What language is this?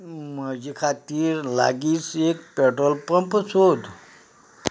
Konkani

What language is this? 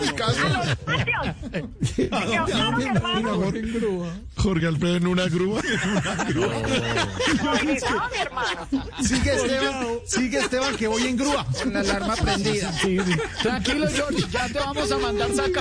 Spanish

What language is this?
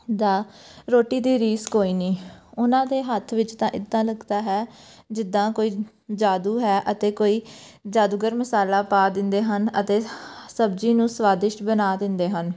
Punjabi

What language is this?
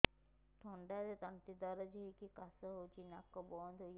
Odia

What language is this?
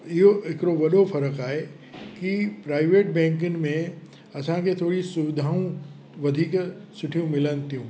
Sindhi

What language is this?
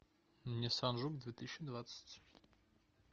Russian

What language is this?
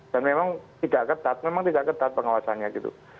Indonesian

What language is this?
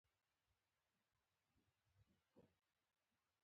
Pashto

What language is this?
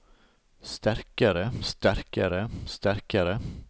Norwegian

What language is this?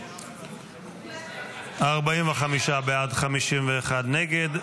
Hebrew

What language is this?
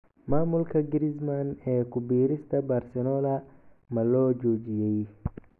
Somali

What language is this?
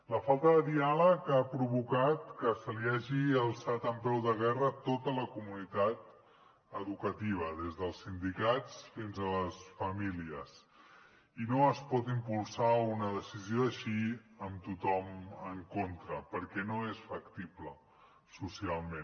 Catalan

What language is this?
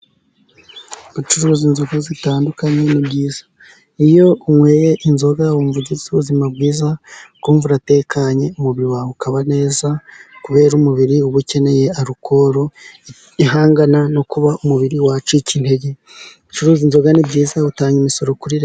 Kinyarwanda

